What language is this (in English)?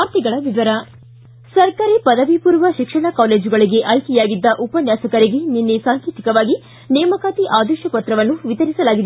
Kannada